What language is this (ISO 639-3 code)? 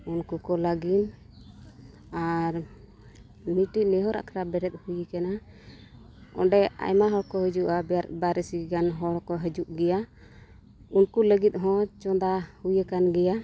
sat